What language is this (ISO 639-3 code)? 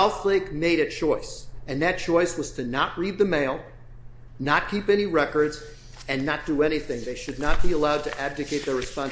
eng